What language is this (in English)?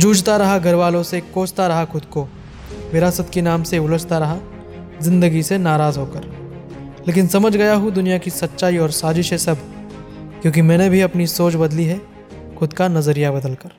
Hindi